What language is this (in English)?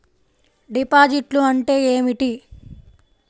Telugu